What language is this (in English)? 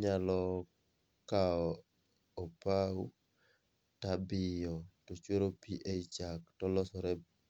Luo (Kenya and Tanzania)